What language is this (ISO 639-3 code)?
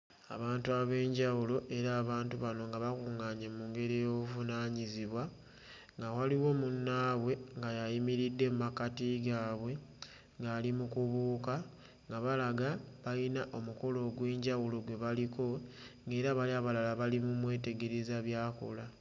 lug